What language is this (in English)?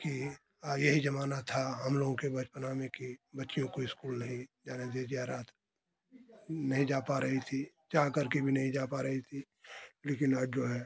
Hindi